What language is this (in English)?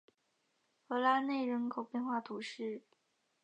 Chinese